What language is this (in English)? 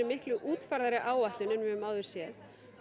Icelandic